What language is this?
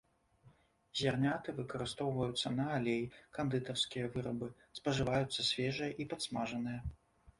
Belarusian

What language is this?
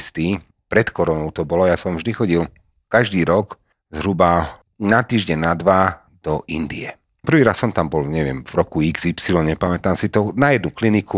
Slovak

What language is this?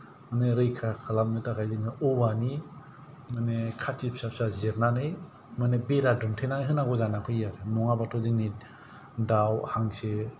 Bodo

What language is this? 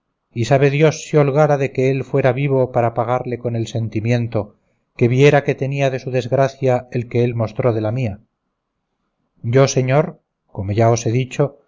Spanish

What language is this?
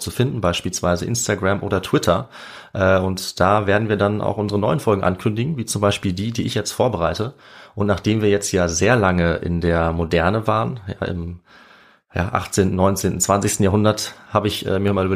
German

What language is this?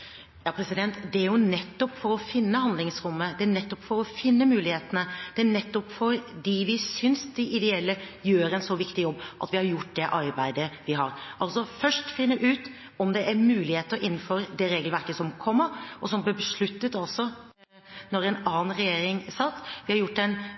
Norwegian Bokmål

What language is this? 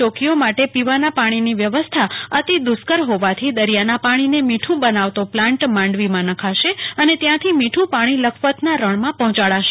Gujarati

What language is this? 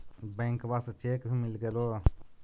Magahi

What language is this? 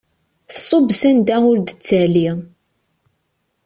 Kabyle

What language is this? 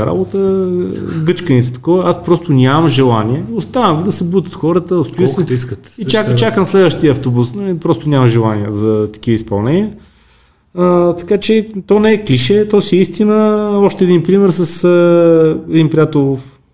Bulgarian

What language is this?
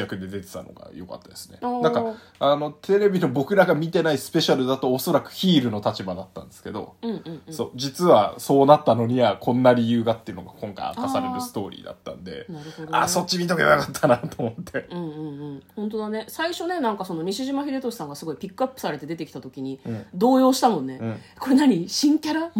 Japanese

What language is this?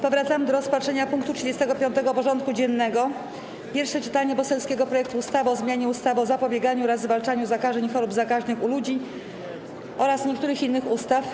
Polish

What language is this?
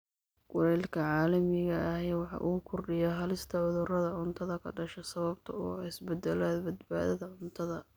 Somali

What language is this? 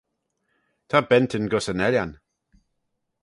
Manx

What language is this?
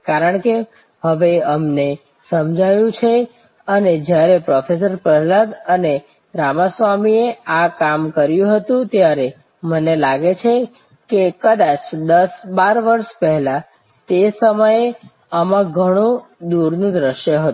Gujarati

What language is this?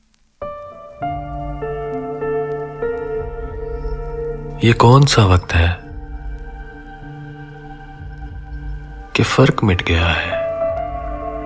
Hindi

